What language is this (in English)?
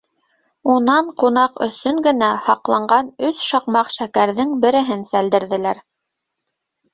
Bashkir